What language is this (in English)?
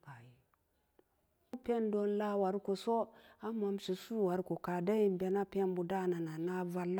Samba Daka